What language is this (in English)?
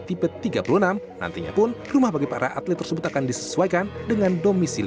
Indonesian